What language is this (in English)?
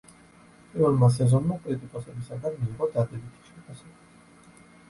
Georgian